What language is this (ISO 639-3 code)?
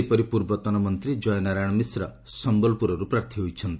ori